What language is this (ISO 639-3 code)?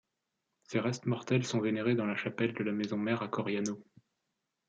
fra